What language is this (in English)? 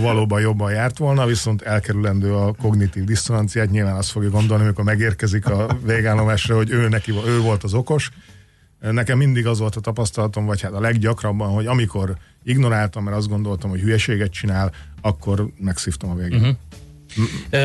Hungarian